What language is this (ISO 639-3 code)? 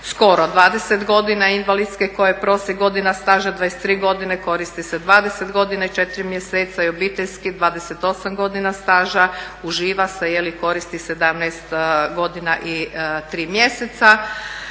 hrv